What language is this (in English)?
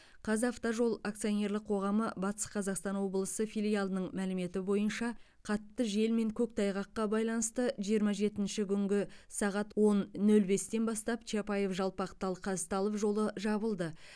Kazakh